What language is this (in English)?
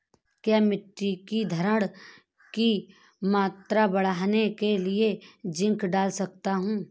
Hindi